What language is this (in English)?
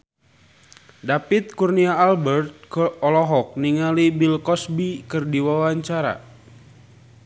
Sundanese